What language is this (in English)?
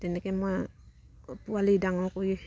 Assamese